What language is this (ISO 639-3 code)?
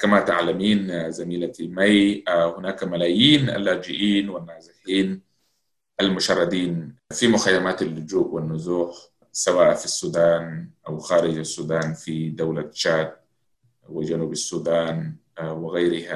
ara